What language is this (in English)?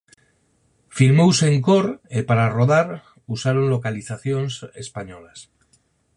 Galician